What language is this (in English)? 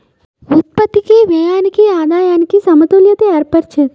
Telugu